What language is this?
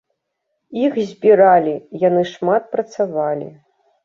Belarusian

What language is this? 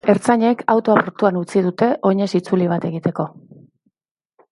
Basque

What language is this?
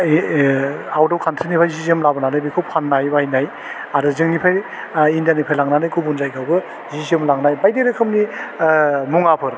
Bodo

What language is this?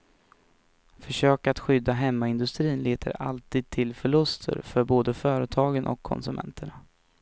Swedish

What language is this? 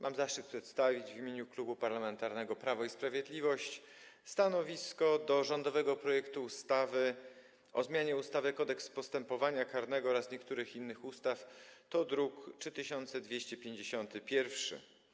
Polish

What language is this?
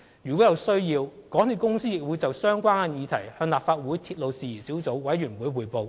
Cantonese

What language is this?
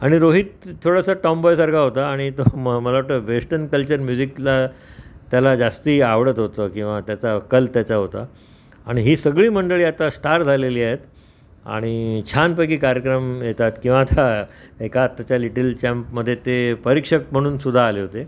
Marathi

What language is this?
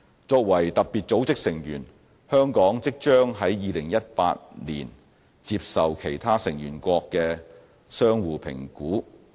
Cantonese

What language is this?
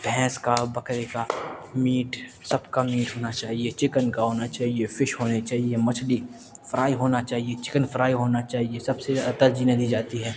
Urdu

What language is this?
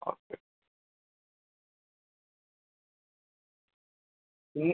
Malayalam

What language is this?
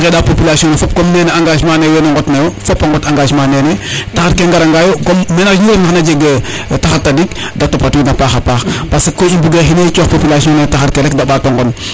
Serer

